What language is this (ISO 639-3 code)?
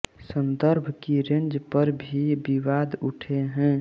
hin